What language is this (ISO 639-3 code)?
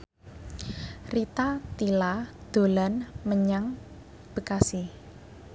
jav